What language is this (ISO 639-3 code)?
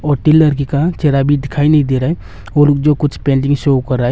hin